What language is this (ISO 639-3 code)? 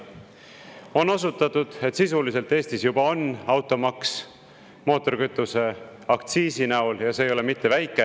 est